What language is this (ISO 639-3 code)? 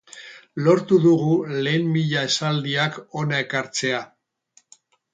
eus